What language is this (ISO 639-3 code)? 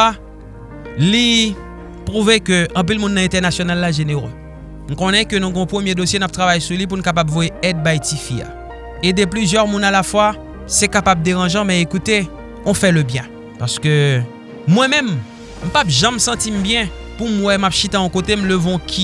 fra